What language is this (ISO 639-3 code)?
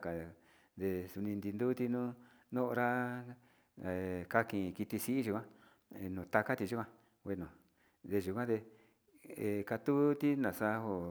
xti